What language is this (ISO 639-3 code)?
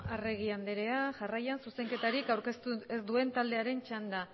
eus